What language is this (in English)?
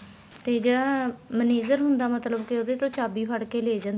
Punjabi